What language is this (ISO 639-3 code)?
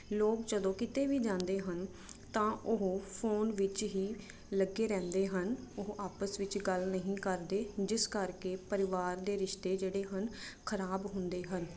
pan